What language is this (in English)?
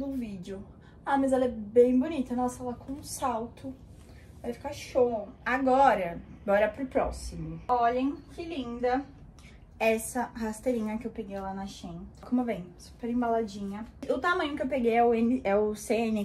Portuguese